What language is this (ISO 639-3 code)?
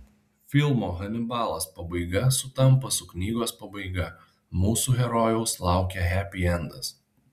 lit